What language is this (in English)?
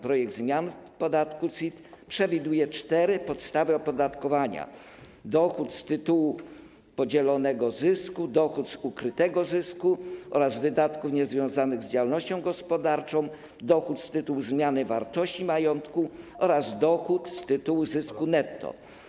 Polish